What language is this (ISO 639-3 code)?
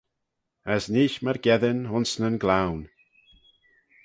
glv